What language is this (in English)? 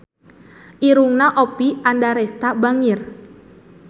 Sundanese